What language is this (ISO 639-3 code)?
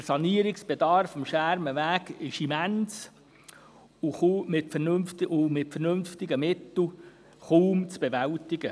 gsw